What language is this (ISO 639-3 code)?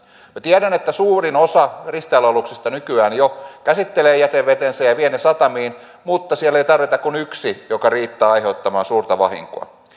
fin